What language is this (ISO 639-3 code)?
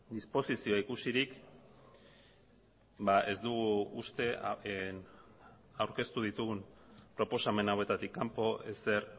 eus